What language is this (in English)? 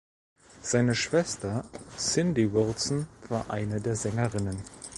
German